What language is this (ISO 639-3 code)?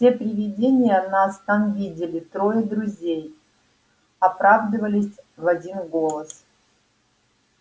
rus